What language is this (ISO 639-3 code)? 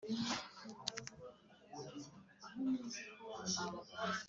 kin